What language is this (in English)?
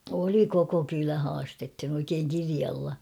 Finnish